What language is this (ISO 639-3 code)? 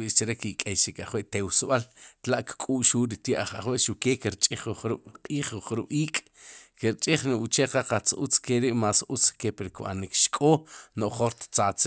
qum